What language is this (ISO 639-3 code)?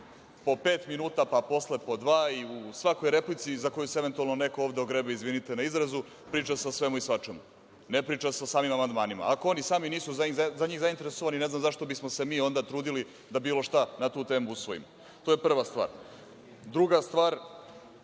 srp